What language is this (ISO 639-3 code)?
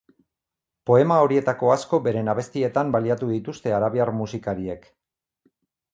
eus